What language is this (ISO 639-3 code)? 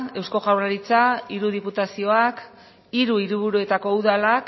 eus